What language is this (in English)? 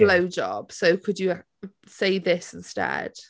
English